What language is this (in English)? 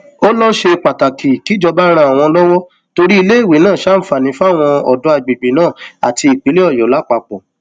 Yoruba